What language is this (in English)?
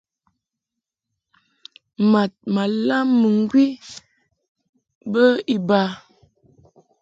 Mungaka